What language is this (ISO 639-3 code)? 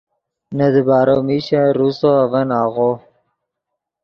ydg